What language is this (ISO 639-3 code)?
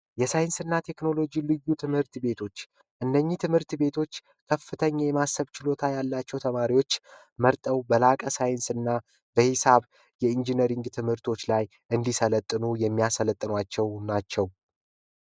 amh